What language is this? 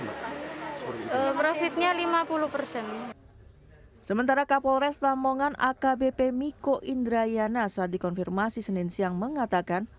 Indonesian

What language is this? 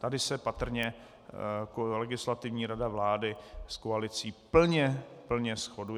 Czech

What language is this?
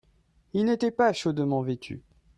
French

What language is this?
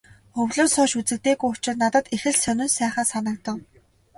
Mongolian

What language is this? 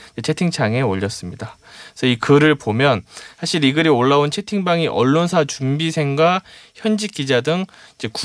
Korean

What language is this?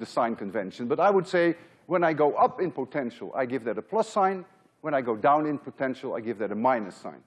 English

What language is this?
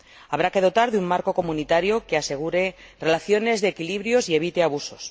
Spanish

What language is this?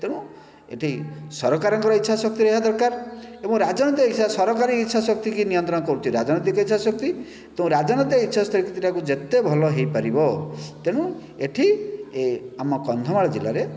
Odia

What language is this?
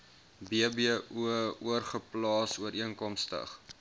Afrikaans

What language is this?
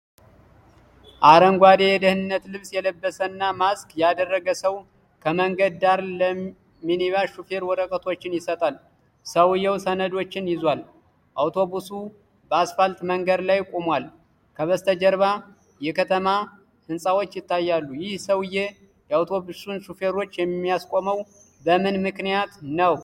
Amharic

